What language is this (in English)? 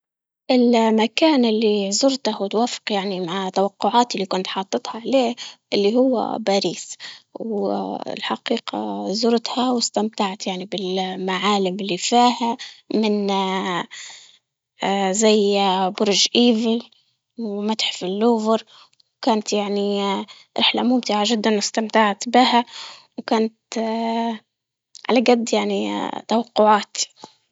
Libyan Arabic